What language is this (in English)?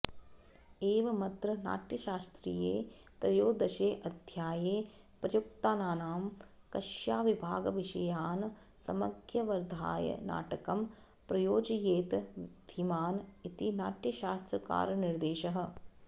Sanskrit